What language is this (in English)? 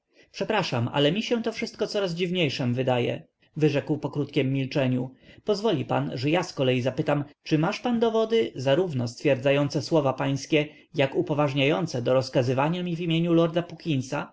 Polish